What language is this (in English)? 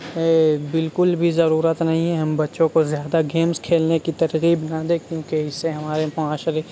Urdu